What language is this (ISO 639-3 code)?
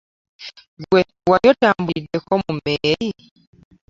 lug